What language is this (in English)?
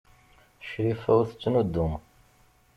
Kabyle